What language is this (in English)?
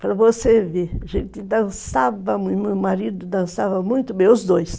Portuguese